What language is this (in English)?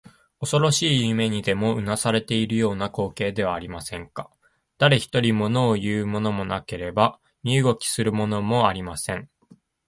Japanese